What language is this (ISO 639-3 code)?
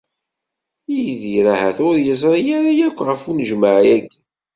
kab